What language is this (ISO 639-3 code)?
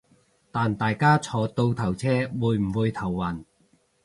yue